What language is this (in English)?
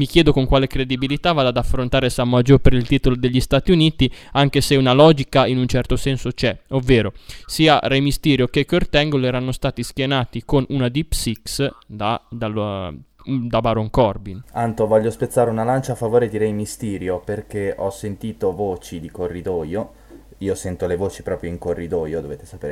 Italian